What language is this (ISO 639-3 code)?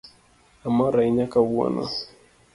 luo